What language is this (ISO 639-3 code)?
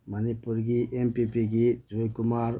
mni